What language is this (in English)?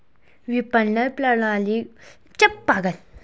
Hindi